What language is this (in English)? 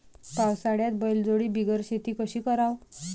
Marathi